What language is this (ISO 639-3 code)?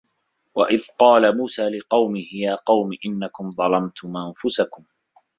ara